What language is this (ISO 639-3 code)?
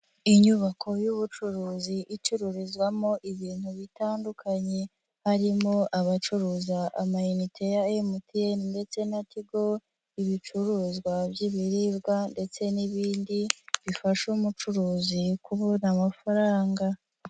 kin